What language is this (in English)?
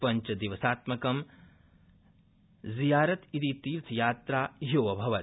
Sanskrit